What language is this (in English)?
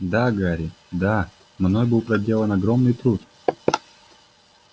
Russian